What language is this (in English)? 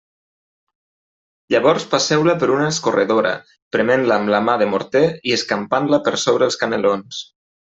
Catalan